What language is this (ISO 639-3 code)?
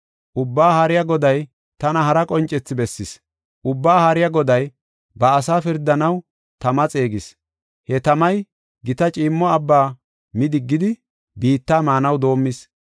gof